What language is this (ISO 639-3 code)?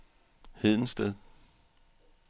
dan